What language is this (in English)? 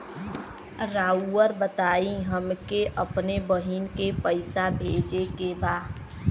Bhojpuri